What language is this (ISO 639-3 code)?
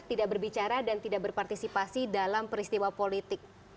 ind